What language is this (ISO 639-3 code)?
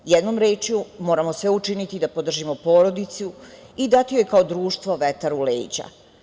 srp